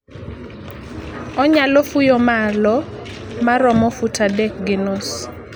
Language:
Luo (Kenya and Tanzania)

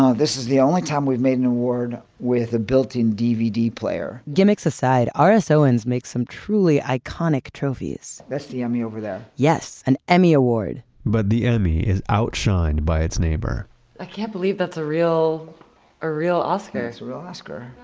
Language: English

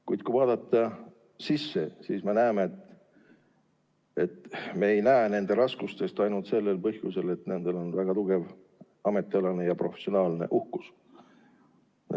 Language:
Estonian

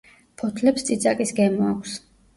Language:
Georgian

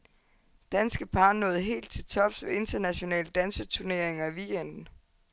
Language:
Danish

